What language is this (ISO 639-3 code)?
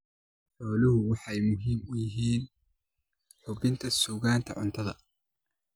som